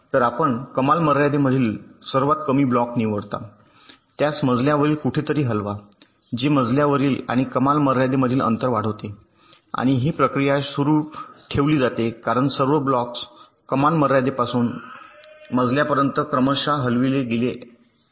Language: Marathi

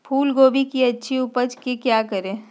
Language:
Magahi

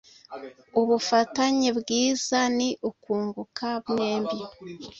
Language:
Kinyarwanda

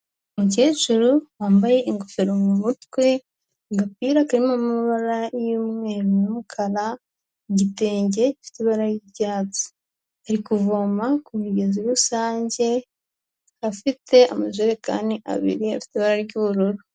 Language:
Kinyarwanda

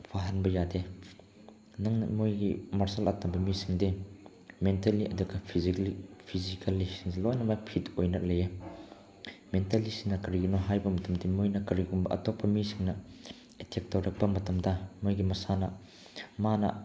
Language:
Manipuri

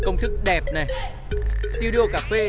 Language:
Vietnamese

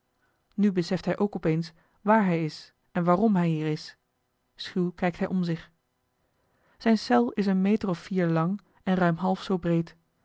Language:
Dutch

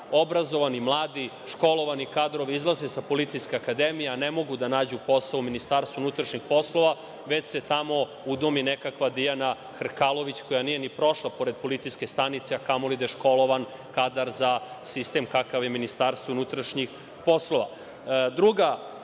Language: Serbian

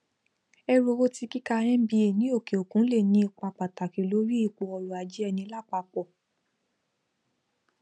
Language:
Yoruba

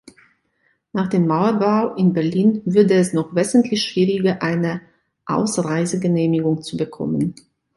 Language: German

